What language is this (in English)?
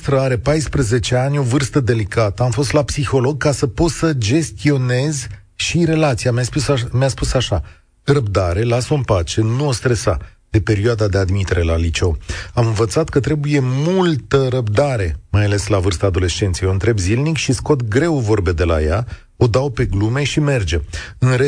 Romanian